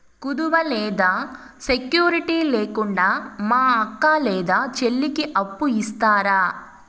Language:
Telugu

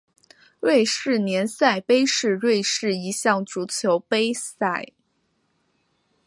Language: Chinese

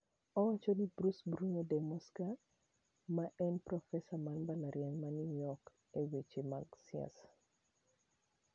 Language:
Luo (Kenya and Tanzania)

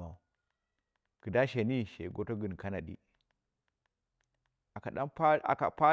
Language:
Dera (Nigeria)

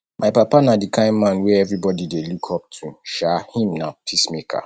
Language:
Nigerian Pidgin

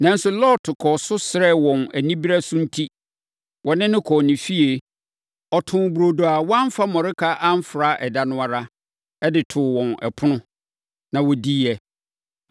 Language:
Akan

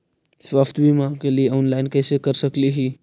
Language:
Magahi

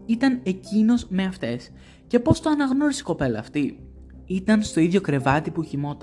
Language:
Greek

